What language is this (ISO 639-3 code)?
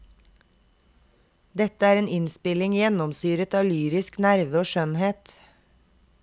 nor